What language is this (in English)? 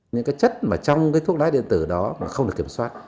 Vietnamese